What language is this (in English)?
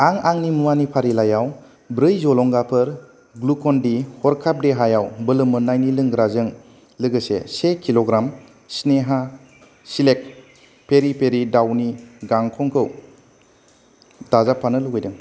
Bodo